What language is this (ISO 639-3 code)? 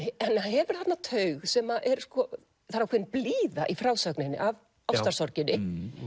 isl